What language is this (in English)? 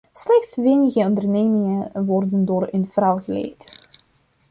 Dutch